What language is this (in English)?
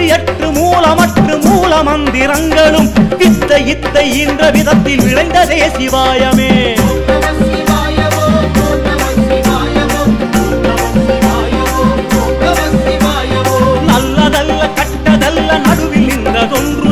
Arabic